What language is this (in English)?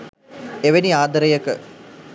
Sinhala